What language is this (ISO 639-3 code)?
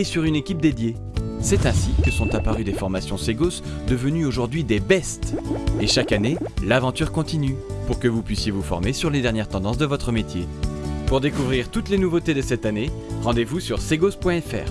fra